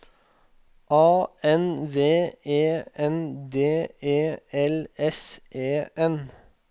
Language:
Norwegian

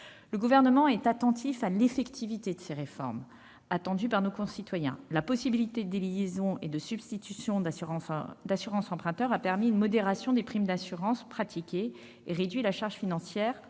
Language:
French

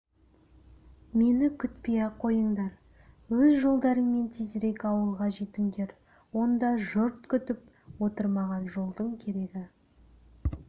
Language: Kazakh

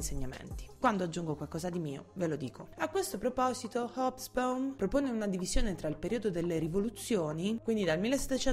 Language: Italian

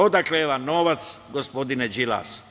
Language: Serbian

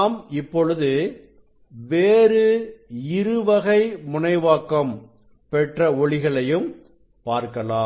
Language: Tamil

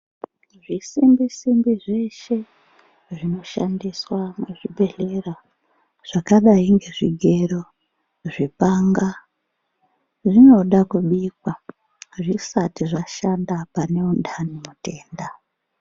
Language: Ndau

